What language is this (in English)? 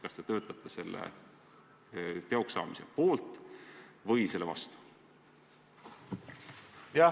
Estonian